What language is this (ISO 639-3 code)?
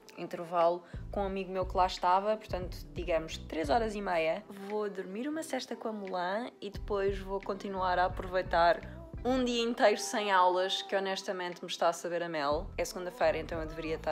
por